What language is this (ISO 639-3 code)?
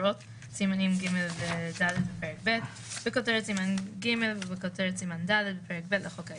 heb